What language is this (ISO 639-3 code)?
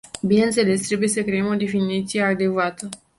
ron